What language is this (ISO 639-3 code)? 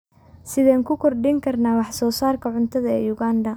som